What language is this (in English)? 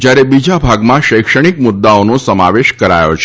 Gujarati